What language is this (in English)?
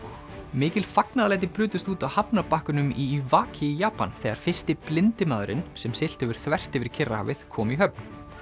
Icelandic